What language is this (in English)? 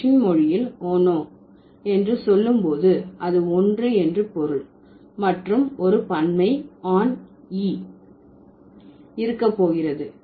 Tamil